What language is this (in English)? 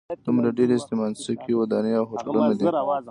Pashto